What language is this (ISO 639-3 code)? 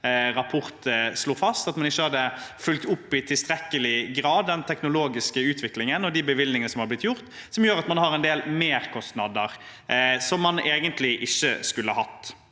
nor